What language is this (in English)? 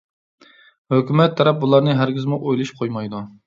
Uyghur